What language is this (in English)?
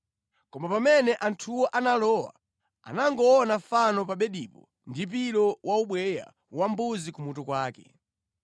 Nyanja